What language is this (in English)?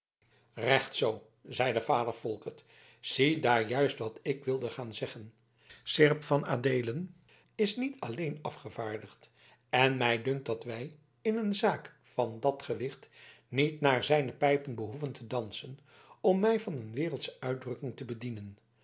Dutch